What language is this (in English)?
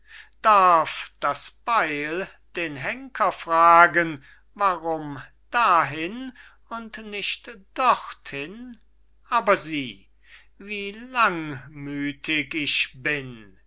German